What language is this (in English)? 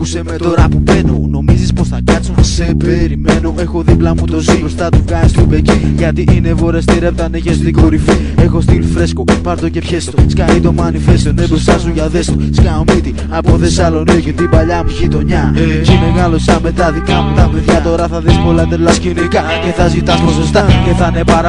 Greek